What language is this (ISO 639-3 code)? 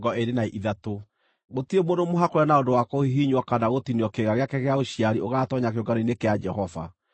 kik